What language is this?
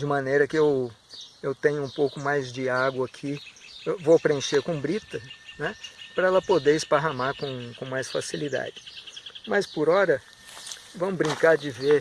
Portuguese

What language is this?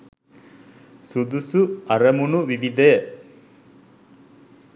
Sinhala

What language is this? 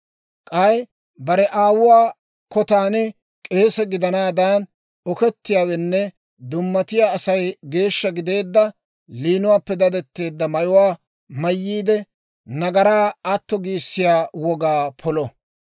Dawro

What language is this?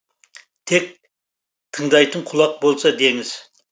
Kazakh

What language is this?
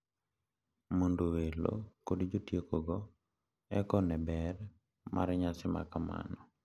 Luo (Kenya and Tanzania)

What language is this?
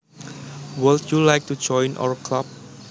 Javanese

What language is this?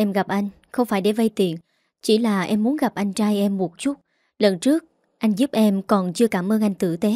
Vietnamese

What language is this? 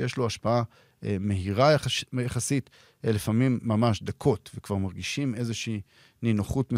Hebrew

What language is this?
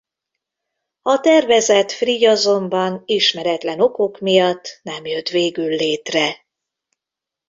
Hungarian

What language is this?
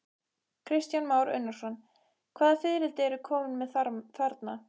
Icelandic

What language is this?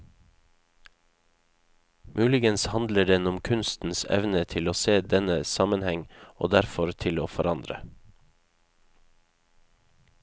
Norwegian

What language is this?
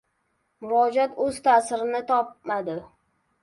Uzbek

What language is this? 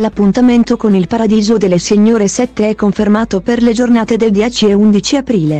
Italian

